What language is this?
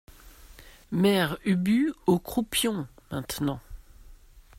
French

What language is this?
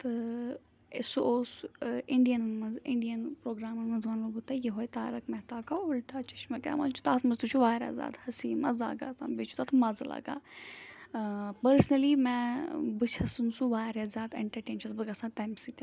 Kashmiri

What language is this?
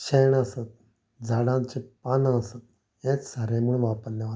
Konkani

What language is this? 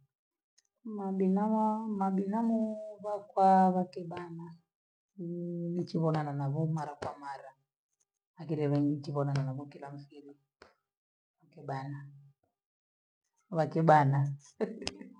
Gweno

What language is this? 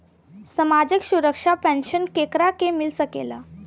Bhojpuri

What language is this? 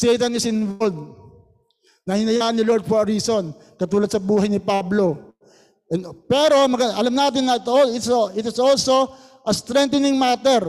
Filipino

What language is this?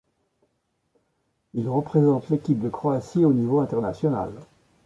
French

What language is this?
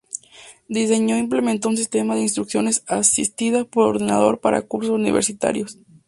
Spanish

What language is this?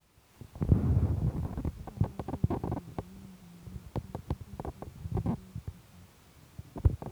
Kalenjin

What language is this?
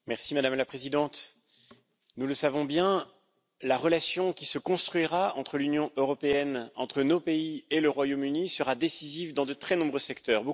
French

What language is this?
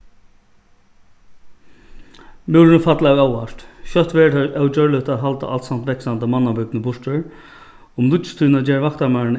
Faroese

